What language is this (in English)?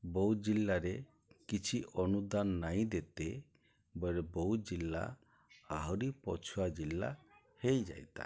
Odia